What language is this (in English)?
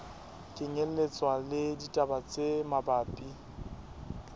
Southern Sotho